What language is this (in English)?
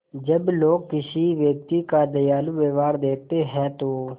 Hindi